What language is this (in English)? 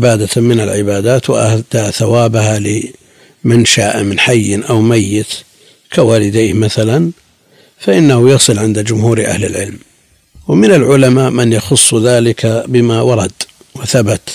Arabic